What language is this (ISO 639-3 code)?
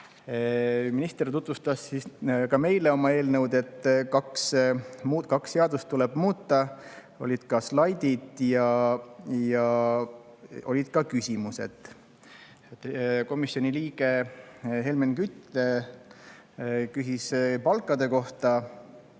est